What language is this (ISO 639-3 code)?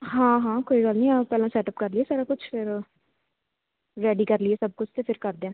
pan